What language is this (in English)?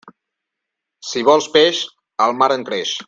Catalan